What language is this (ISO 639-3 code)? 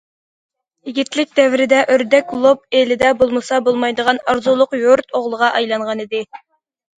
uig